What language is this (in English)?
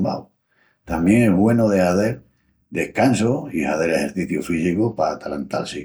Extremaduran